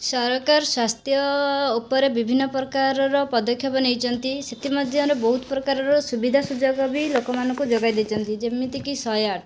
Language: Odia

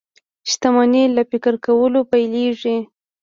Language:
Pashto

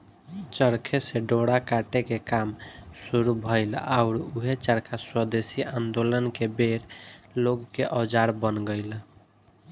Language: Bhojpuri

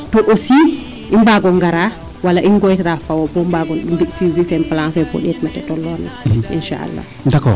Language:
Serer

